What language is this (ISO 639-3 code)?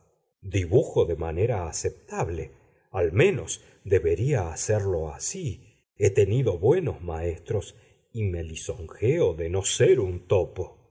spa